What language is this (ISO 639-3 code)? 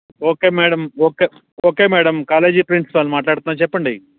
tel